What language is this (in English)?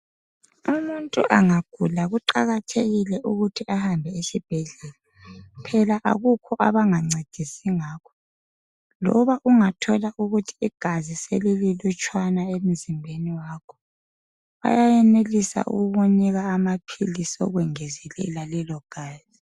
North Ndebele